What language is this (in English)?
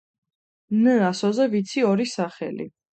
Georgian